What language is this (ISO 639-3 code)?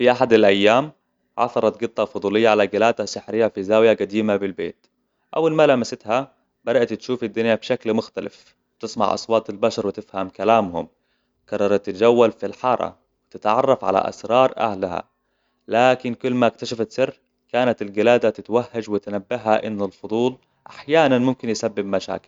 acw